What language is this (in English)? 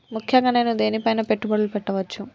Telugu